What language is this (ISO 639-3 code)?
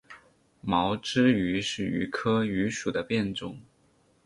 zho